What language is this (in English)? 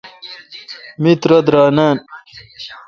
Kalkoti